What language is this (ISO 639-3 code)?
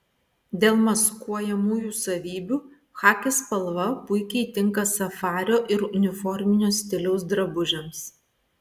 lit